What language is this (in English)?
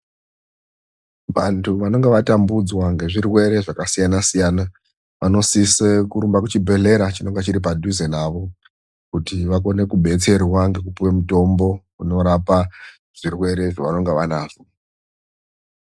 Ndau